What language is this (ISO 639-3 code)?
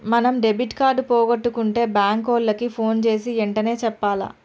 tel